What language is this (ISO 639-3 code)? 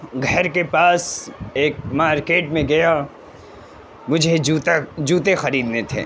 urd